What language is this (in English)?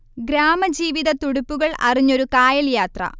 Malayalam